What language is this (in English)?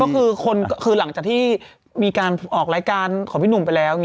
Thai